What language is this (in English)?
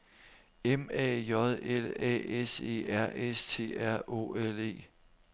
Danish